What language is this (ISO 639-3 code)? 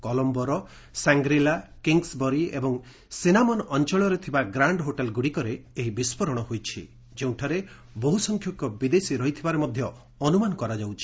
ori